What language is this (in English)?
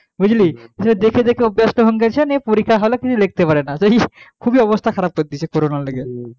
Bangla